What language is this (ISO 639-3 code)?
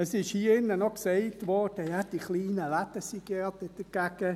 gsw